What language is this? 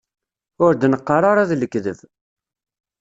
Kabyle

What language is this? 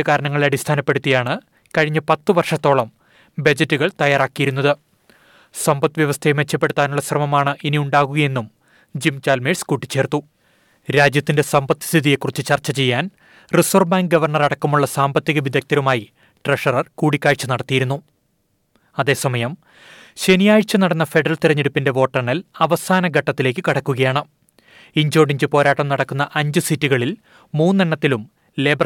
Malayalam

